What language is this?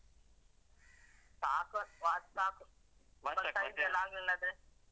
Kannada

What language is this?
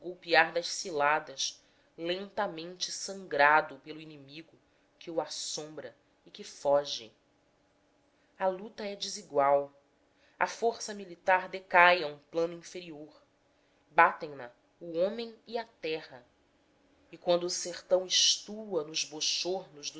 Portuguese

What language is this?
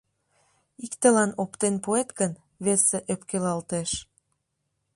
Mari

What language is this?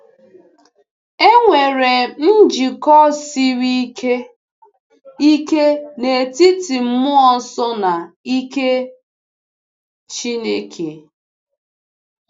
Igbo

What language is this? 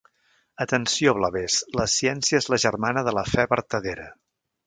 Catalan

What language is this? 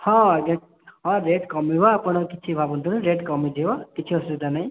Odia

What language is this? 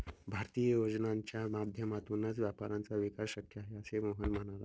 Marathi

